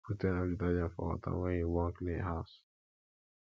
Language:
Nigerian Pidgin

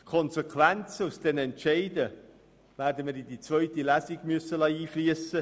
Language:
Swiss German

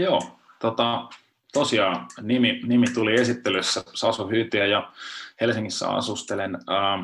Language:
Finnish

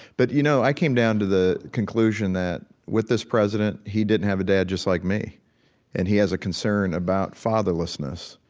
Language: English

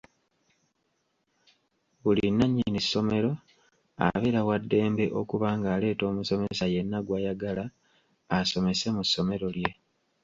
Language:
Ganda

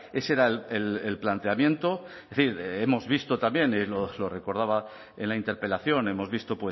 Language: Spanish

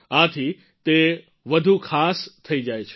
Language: Gujarati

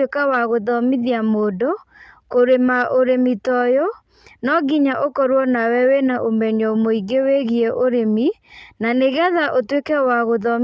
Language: Kikuyu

